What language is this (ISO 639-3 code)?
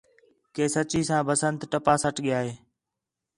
xhe